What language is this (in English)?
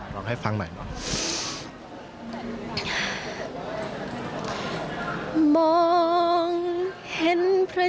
Thai